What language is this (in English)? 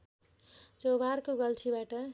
Nepali